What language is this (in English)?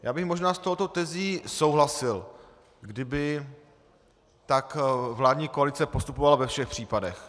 Czech